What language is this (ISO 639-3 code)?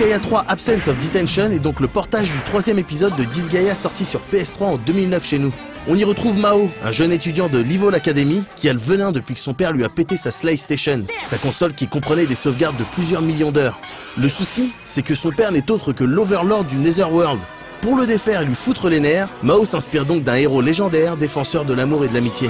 fra